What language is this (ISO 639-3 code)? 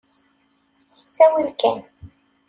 kab